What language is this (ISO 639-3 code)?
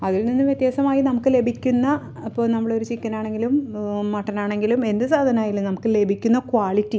mal